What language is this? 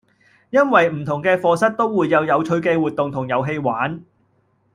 Cantonese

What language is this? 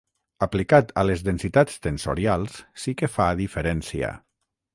Catalan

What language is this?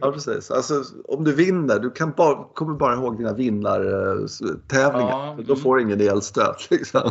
Swedish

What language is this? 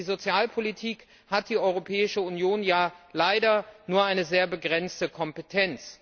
German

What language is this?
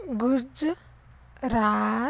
Punjabi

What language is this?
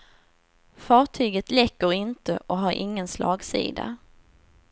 Swedish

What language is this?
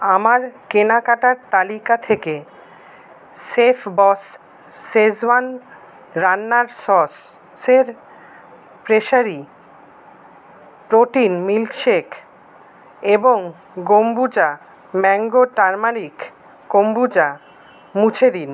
Bangla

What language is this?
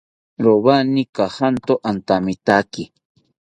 South Ucayali Ashéninka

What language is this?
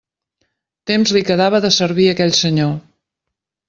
Catalan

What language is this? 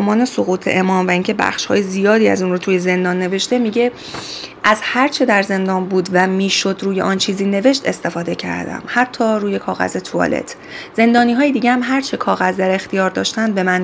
Persian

